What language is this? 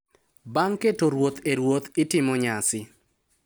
Luo (Kenya and Tanzania)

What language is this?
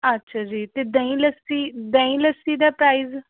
Punjabi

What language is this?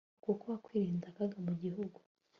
Kinyarwanda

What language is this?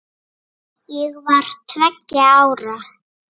Icelandic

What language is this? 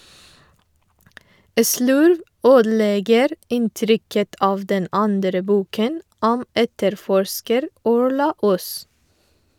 Norwegian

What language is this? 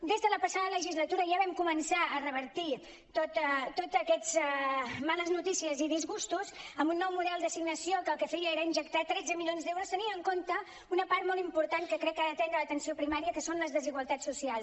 Catalan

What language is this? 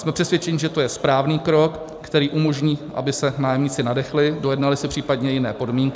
Czech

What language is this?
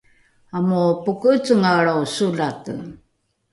Rukai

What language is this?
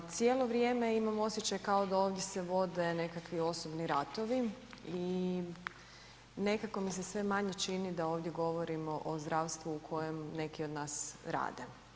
Croatian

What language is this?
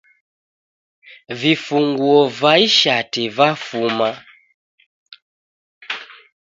Taita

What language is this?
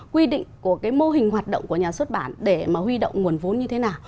Vietnamese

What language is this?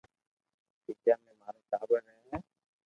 Loarki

